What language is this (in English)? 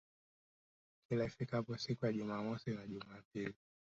Swahili